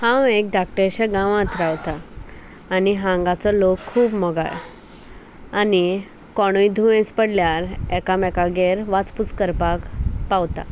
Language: Konkani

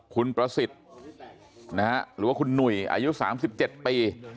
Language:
Thai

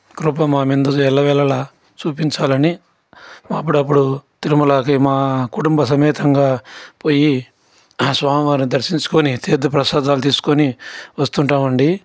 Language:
Telugu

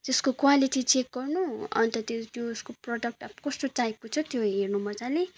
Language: Nepali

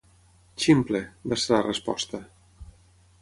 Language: Catalan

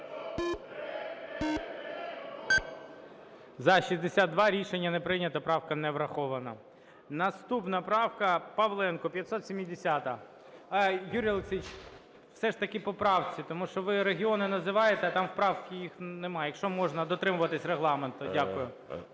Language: Ukrainian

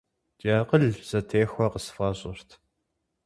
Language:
Kabardian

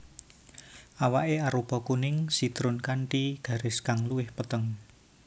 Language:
Javanese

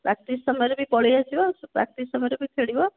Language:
Odia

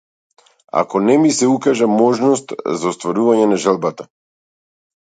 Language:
Macedonian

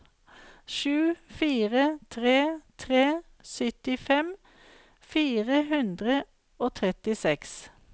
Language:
Norwegian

